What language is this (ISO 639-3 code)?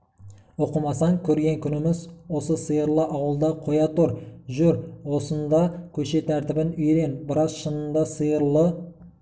kaz